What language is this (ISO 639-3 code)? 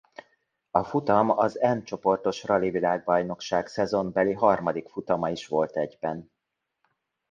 hun